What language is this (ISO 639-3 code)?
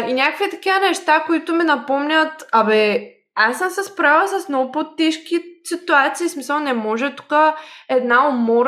bul